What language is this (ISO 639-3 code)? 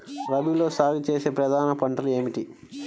tel